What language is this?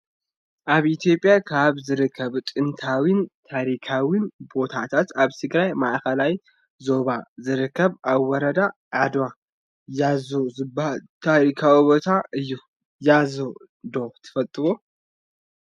Tigrinya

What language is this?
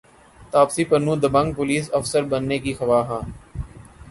Urdu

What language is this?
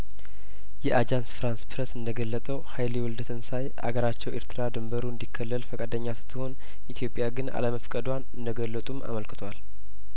Amharic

